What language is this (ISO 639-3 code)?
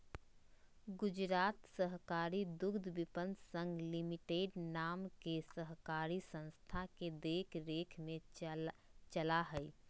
mag